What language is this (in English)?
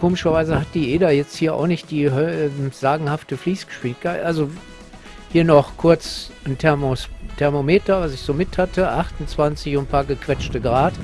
German